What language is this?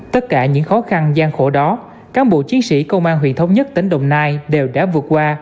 Vietnamese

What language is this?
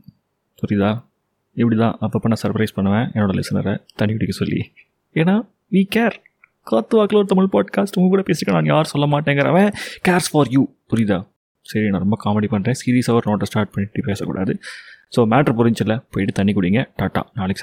Tamil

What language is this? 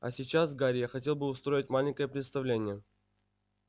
Russian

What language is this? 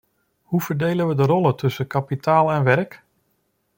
Dutch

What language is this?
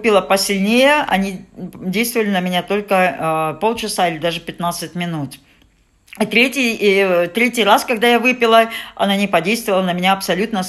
Russian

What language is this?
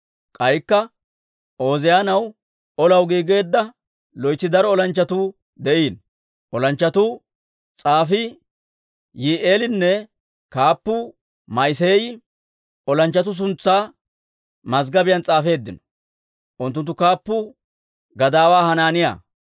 Dawro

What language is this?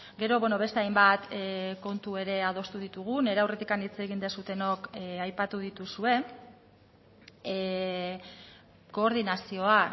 Basque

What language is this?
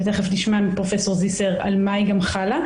Hebrew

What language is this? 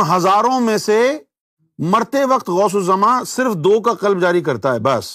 Urdu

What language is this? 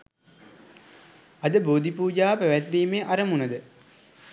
Sinhala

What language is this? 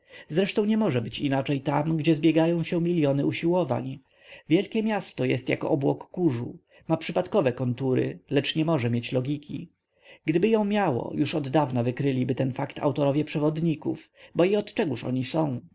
Polish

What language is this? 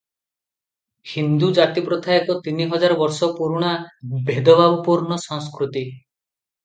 Odia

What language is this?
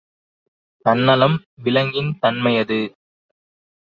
Tamil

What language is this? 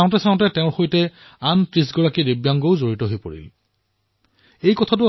Assamese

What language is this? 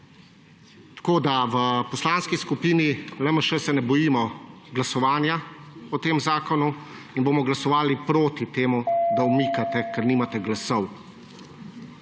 Slovenian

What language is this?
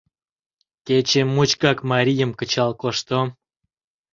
Mari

